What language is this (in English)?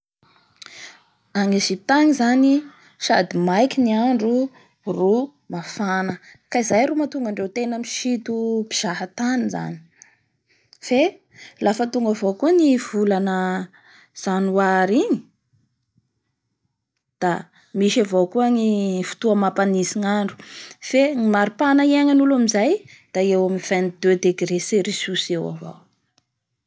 Bara Malagasy